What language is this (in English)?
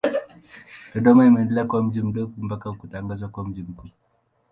Swahili